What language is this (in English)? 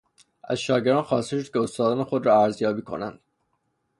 Persian